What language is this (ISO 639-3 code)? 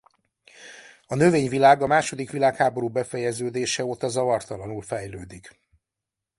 hun